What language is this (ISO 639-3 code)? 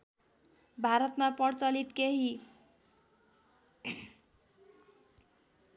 nep